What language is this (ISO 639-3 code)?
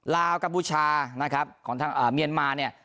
tha